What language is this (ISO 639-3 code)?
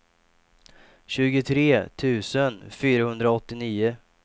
swe